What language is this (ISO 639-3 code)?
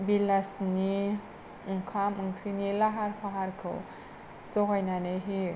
brx